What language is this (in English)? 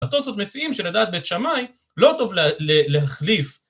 Hebrew